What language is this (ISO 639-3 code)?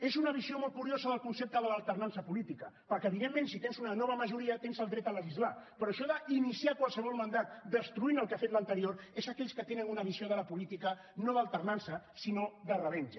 cat